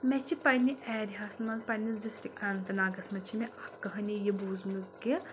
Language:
Kashmiri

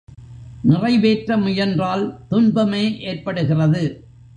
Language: Tamil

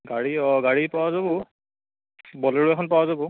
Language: Assamese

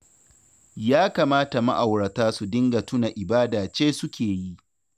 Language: Hausa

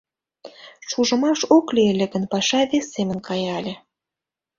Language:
Mari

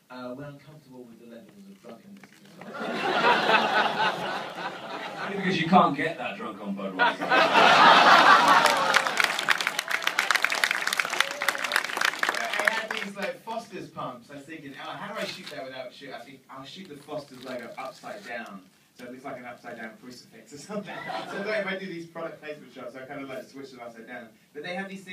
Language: English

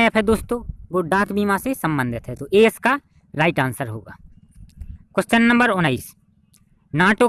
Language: Hindi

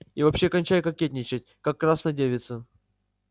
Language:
Russian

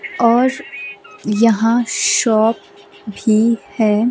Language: Hindi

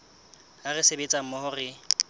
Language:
Southern Sotho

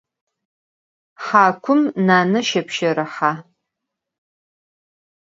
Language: Adyghe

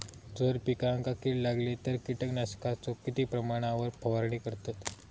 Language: Marathi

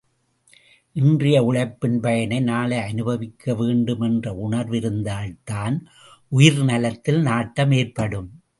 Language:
Tamil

